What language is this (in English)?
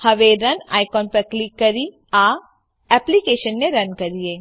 Gujarati